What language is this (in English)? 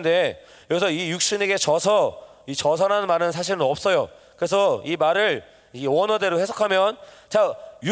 Korean